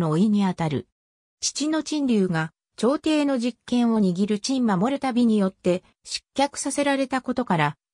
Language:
Japanese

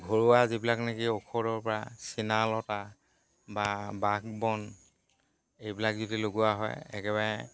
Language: Assamese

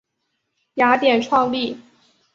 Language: Chinese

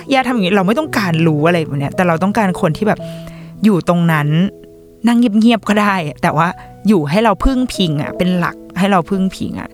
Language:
Thai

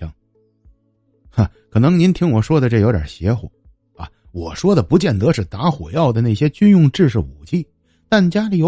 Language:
Chinese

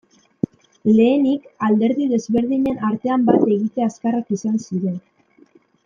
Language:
Basque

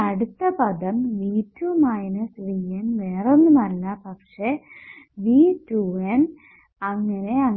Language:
Malayalam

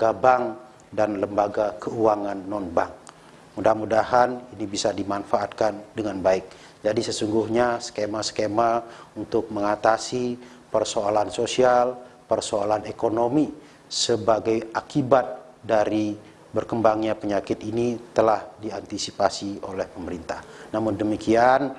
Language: Indonesian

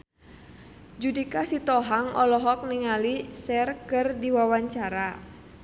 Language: Sundanese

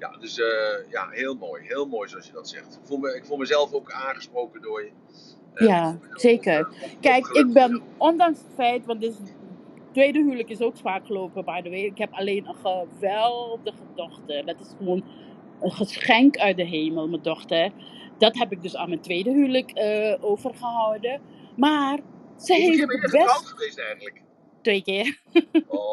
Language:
Dutch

